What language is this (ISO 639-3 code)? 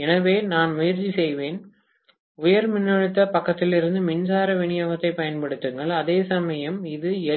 tam